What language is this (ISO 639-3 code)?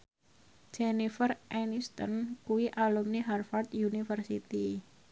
jav